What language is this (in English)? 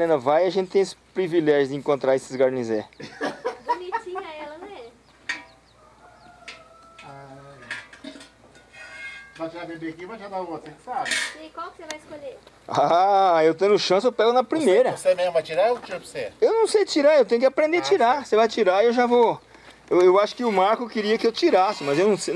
Portuguese